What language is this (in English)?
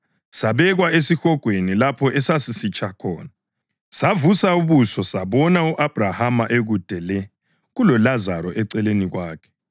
North Ndebele